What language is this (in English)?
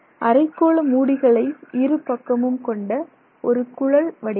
Tamil